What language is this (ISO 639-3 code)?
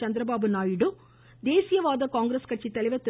tam